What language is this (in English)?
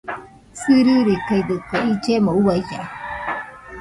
Nüpode Huitoto